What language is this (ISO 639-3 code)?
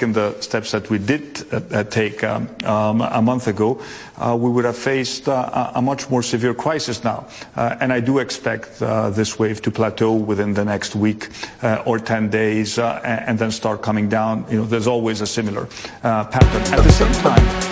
ell